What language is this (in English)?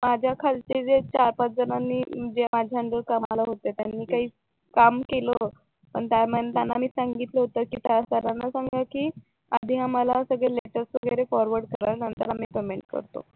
Marathi